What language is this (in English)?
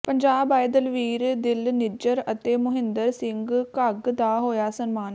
Punjabi